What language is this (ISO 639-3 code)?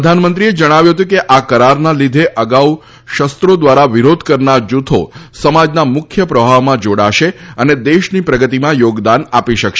guj